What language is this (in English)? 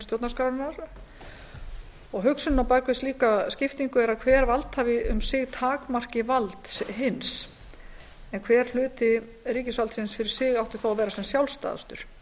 Icelandic